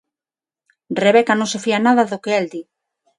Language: Galician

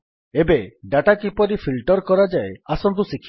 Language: Odia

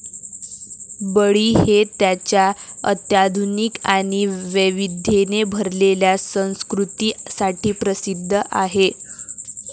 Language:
Marathi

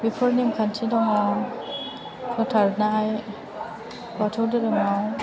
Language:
Bodo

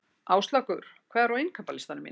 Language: Icelandic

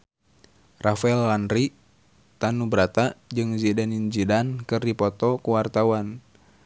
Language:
Sundanese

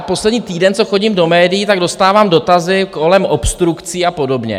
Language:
Czech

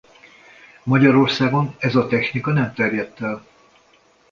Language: Hungarian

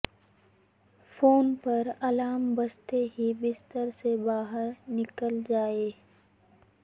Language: Urdu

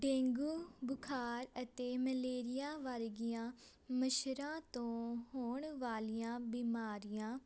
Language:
Punjabi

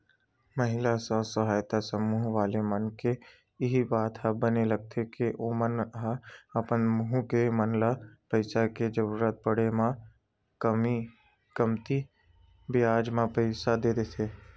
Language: Chhattisgarhi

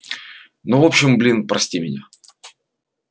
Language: Russian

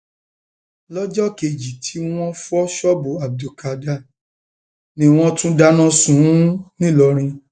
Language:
Yoruba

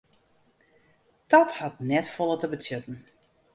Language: Western Frisian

